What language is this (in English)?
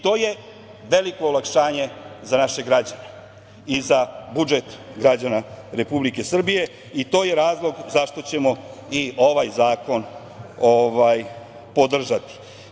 Serbian